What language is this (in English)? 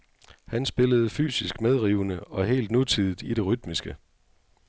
Danish